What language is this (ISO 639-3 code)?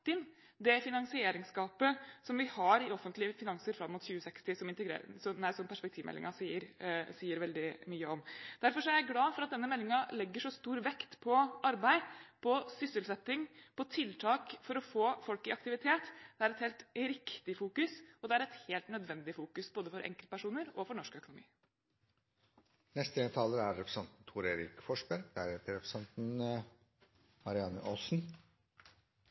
nob